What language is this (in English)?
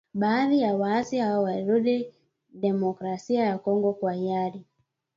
Swahili